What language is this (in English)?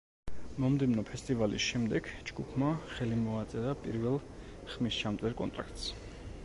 Georgian